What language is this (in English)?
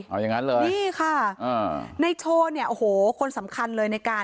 Thai